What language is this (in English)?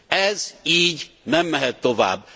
Hungarian